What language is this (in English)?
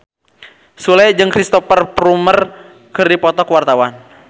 Sundanese